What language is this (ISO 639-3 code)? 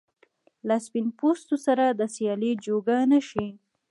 pus